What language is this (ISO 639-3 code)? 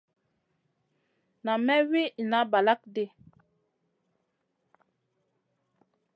mcn